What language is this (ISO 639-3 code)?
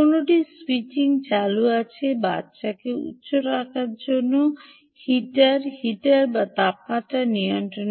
ben